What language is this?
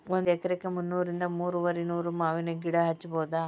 Kannada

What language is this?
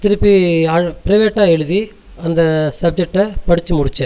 Tamil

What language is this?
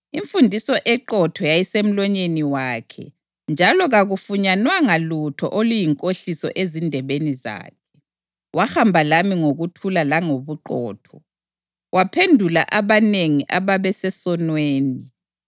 North Ndebele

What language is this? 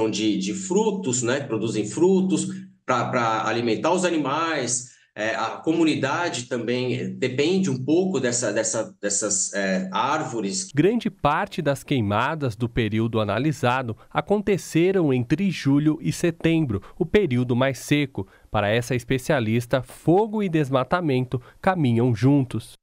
Portuguese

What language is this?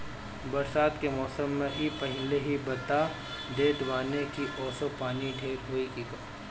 Bhojpuri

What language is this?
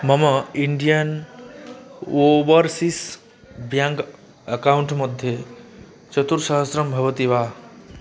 Sanskrit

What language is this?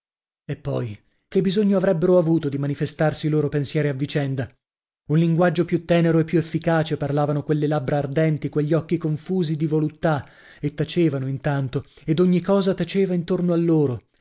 Italian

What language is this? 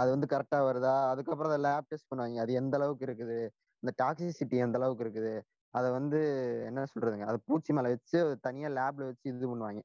Tamil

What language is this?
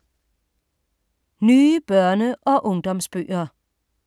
Danish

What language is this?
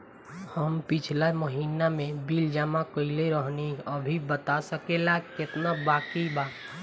Bhojpuri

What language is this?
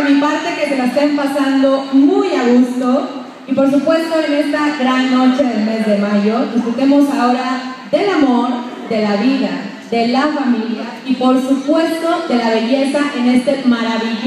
Spanish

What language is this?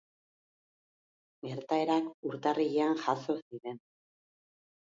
Basque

